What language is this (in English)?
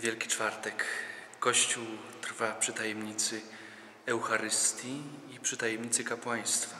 Polish